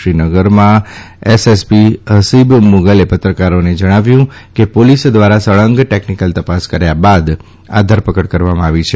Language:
Gujarati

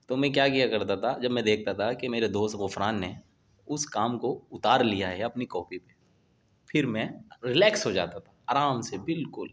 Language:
Urdu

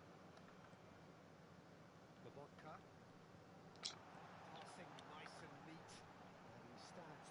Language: Turkish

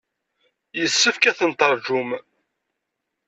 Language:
Kabyle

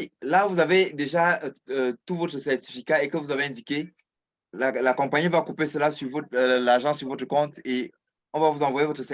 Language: French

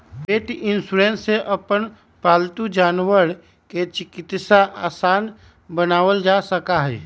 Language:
Magahi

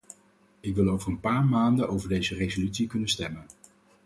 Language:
Dutch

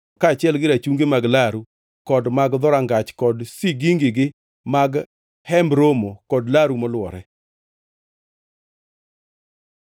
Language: Luo (Kenya and Tanzania)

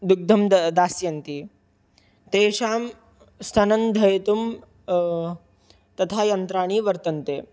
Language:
Sanskrit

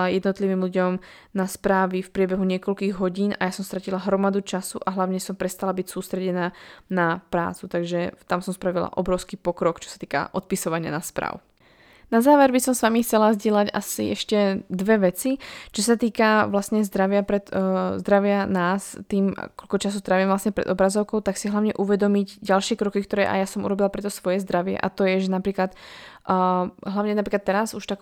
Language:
Slovak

